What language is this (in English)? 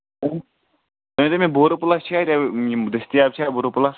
Kashmiri